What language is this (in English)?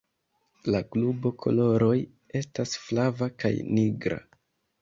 Esperanto